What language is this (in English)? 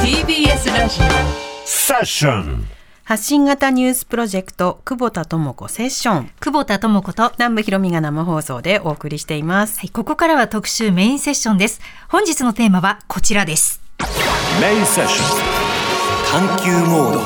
Japanese